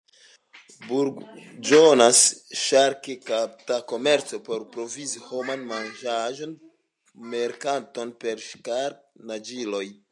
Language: Esperanto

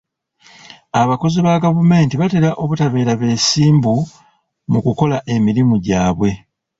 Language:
Ganda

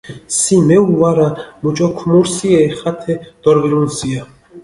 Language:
Mingrelian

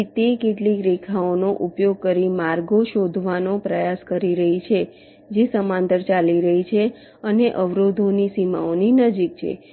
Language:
Gujarati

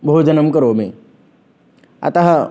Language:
Sanskrit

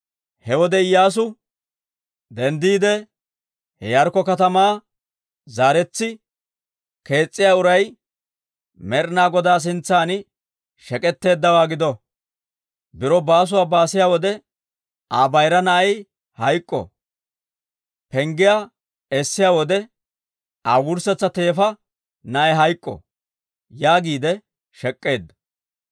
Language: Dawro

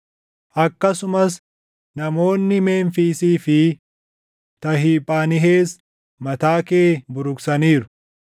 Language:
Oromo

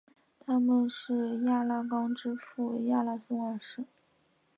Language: Chinese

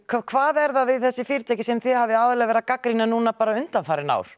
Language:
Icelandic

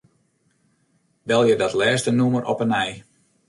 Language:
Western Frisian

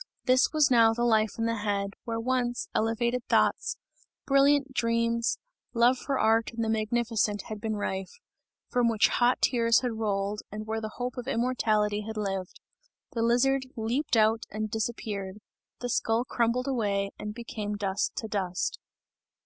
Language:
English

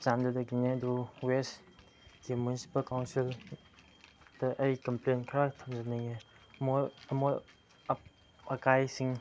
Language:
Manipuri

